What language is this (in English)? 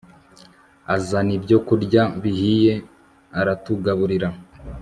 Kinyarwanda